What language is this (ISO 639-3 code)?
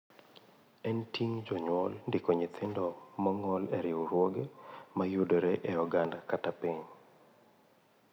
luo